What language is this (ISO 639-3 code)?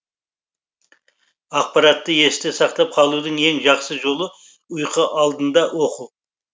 kaz